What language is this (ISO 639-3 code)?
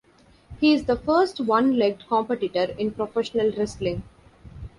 eng